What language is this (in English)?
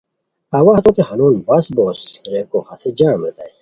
Khowar